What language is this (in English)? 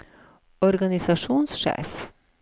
Norwegian